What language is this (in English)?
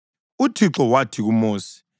North Ndebele